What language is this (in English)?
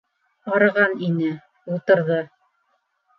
Bashkir